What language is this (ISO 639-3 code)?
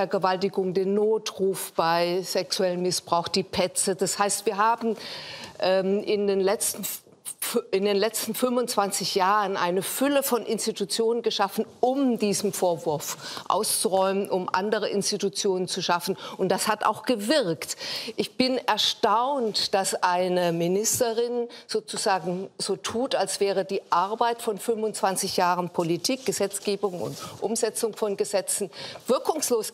deu